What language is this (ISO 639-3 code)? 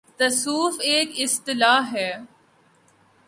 urd